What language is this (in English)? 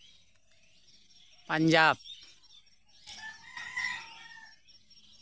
Santali